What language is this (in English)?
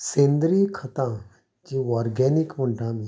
Konkani